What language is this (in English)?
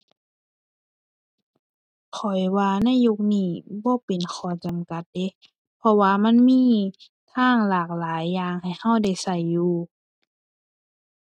Thai